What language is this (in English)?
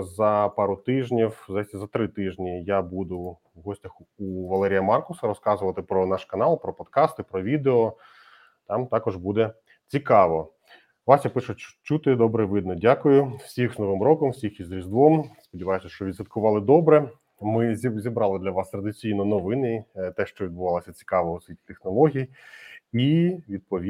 Ukrainian